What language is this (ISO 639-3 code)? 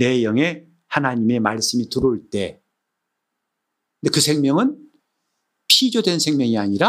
kor